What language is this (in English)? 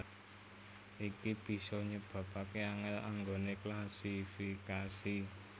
Javanese